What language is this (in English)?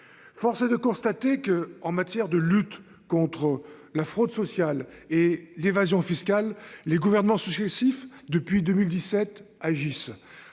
French